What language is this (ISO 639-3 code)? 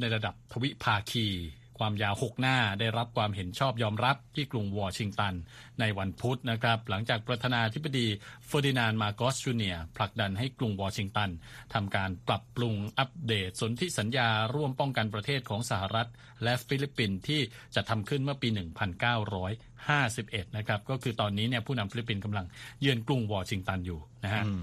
tha